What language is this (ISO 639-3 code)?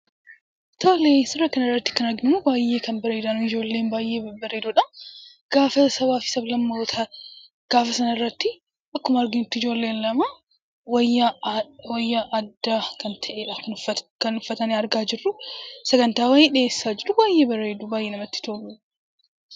orm